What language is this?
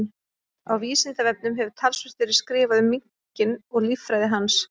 Icelandic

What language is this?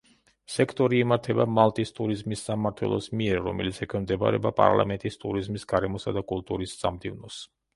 Georgian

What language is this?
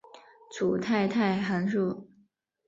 Chinese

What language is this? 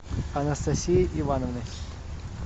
Russian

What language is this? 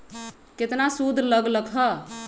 Magahi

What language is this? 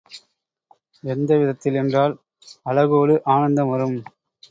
Tamil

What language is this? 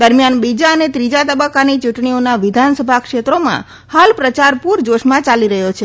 Gujarati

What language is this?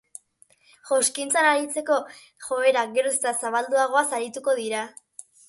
Basque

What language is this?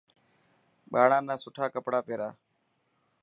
Dhatki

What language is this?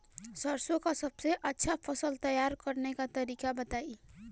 Bhojpuri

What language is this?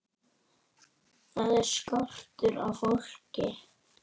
Icelandic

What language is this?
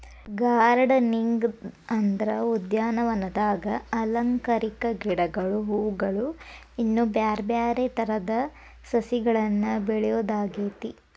Kannada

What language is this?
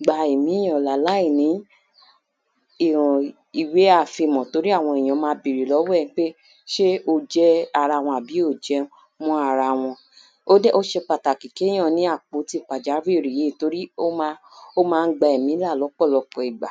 Yoruba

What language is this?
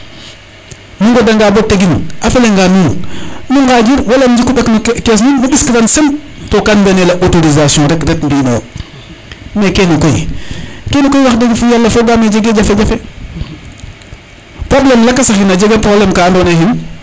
Serer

